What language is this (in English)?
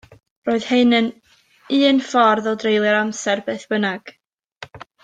Welsh